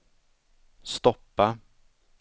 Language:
Swedish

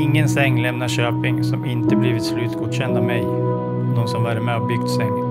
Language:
Swedish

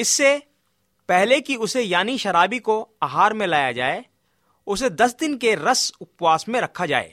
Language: Hindi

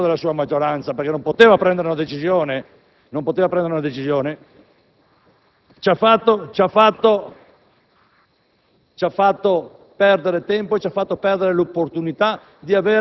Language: Italian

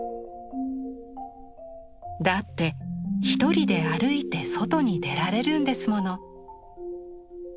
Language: Japanese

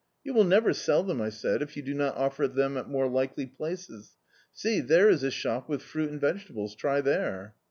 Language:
English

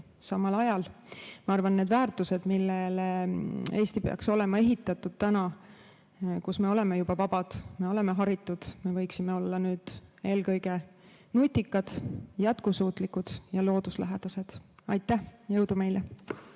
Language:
Estonian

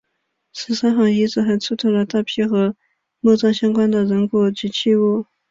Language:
Chinese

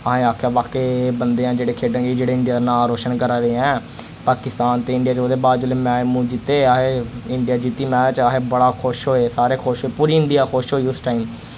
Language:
Dogri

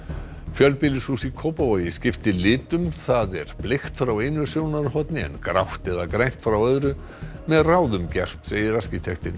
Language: Icelandic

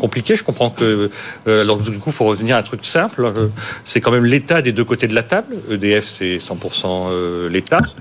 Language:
French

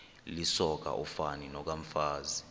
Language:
Xhosa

